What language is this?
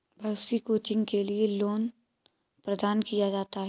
Hindi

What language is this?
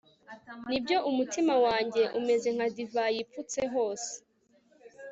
Kinyarwanda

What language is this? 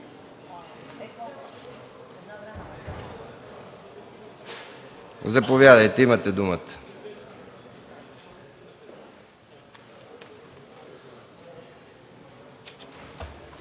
Bulgarian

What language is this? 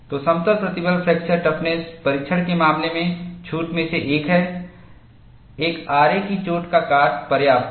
Hindi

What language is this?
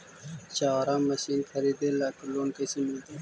Magahi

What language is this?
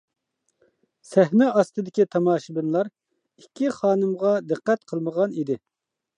Uyghur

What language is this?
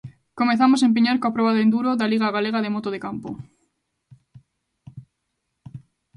Galician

